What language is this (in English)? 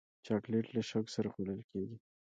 Pashto